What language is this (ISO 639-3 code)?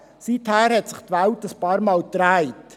gsw